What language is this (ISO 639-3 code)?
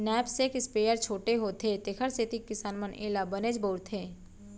hne